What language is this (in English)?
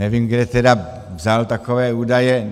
Czech